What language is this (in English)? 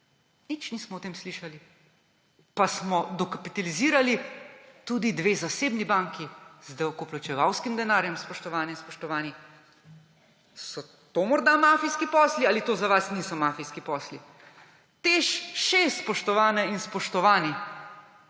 Slovenian